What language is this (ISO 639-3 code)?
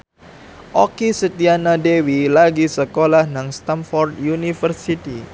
jav